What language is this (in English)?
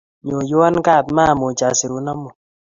Kalenjin